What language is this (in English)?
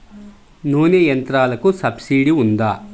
Telugu